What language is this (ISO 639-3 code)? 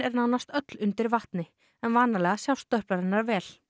isl